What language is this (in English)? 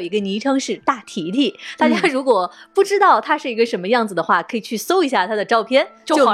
Chinese